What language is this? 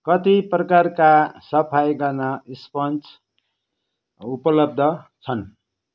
Nepali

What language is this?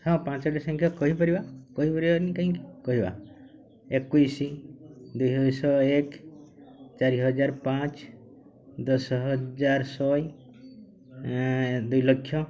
Odia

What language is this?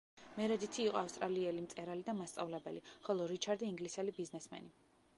Georgian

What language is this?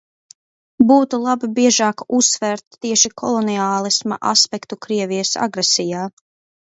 Latvian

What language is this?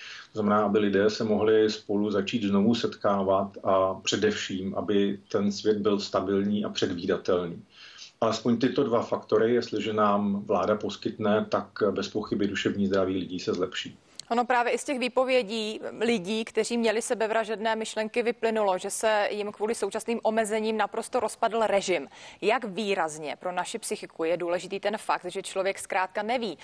Czech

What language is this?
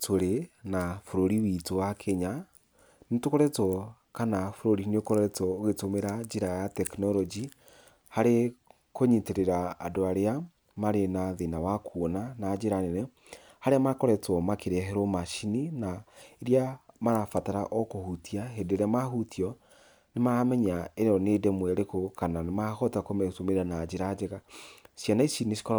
Kikuyu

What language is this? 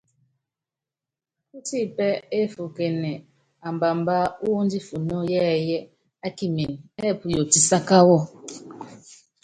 Yangben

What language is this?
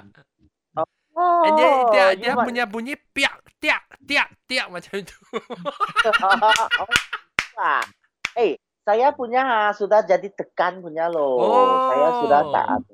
Malay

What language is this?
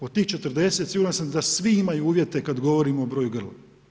Croatian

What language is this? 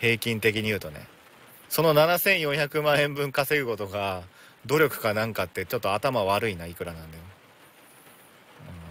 Japanese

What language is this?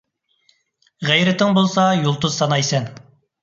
Uyghur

